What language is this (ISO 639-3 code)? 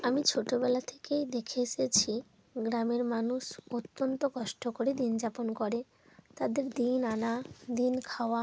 ben